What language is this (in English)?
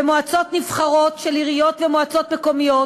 Hebrew